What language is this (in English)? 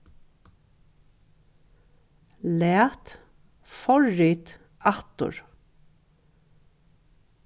Faroese